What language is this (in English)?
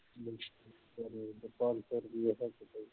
Punjabi